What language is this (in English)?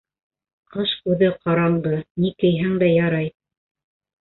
Bashkir